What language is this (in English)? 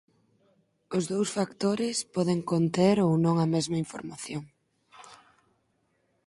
Galician